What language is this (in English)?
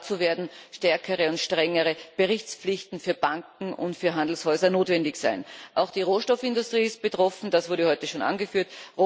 German